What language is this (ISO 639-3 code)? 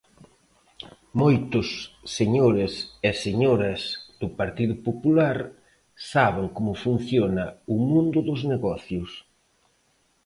glg